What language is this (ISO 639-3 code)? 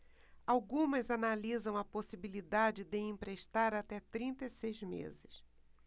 por